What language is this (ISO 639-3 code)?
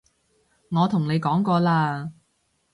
yue